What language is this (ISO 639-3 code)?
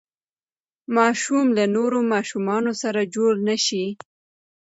pus